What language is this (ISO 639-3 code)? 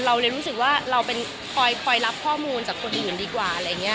tha